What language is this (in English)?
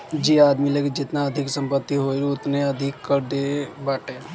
Bhojpuri